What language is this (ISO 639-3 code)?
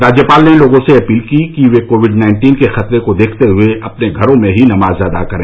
hin